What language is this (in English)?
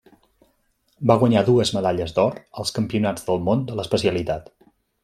Catalan